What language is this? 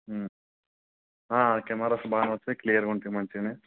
Telugu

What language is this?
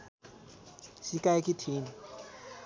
Nepali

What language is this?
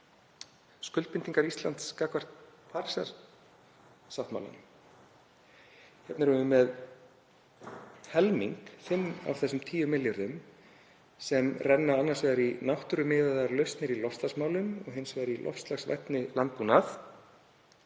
Icelandic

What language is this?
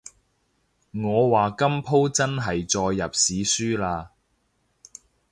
Cantonese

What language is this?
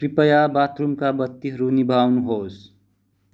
Nepali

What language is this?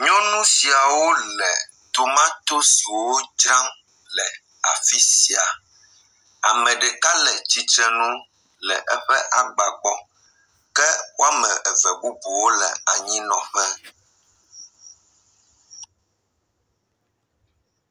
Ewe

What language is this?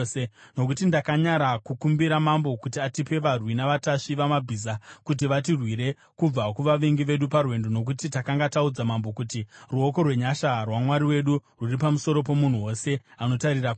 Shona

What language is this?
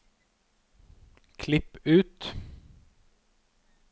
Norwegian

